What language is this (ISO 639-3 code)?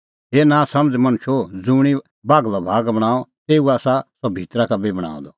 kfx